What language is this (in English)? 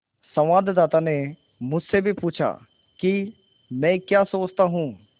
Hindi